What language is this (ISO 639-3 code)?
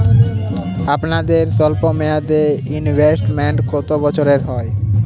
ben